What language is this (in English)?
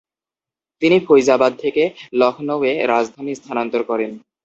Bangla